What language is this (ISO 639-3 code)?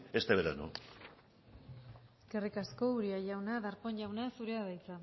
eus